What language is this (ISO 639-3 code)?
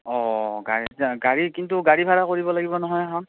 asm